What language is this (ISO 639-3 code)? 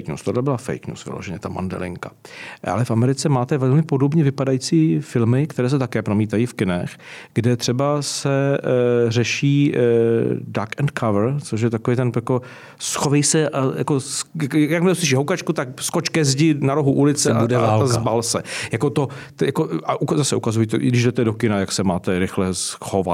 ces